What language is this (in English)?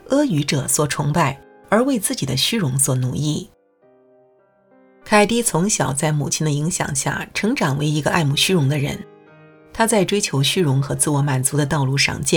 Chinese